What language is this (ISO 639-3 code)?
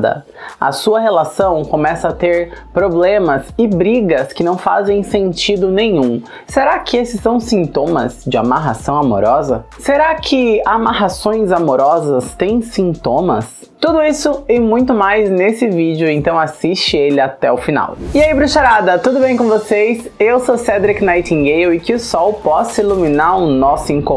por